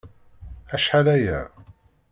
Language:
Kabyle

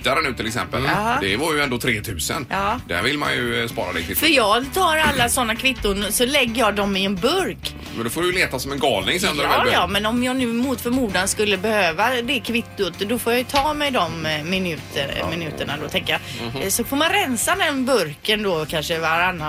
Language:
Swedish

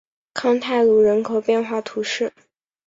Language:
Chinese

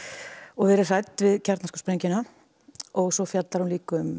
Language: Icelandic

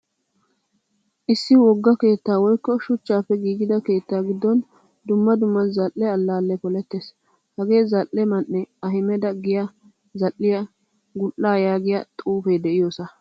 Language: Wolaytta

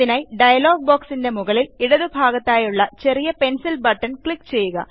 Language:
Malayalam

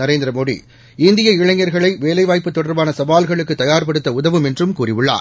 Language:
Tamil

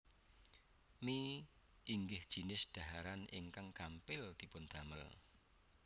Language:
Javanese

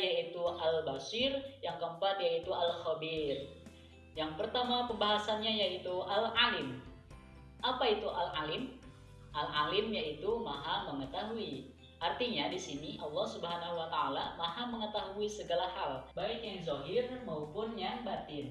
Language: Indonesian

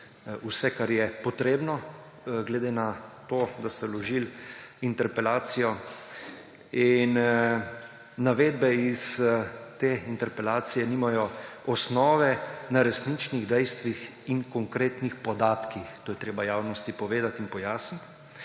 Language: Slovenian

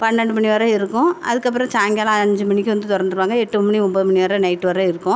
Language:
Tamil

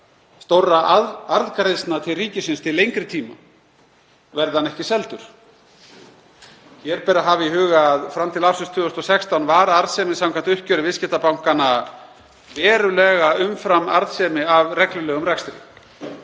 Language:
Icelandic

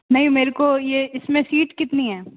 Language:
Hindi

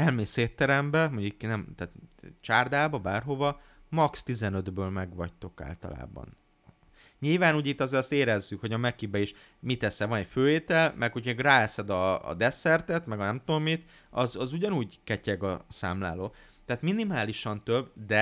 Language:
Hungarian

